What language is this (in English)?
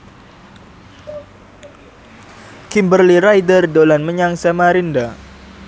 Javanese